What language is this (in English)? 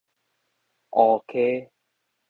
Min Nan Chinese